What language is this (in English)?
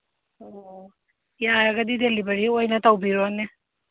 Manipuri